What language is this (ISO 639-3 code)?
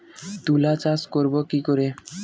ben